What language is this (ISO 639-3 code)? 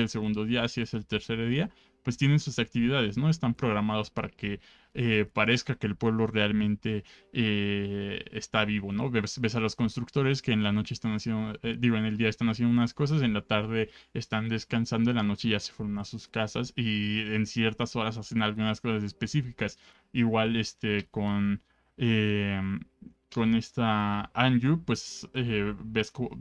spa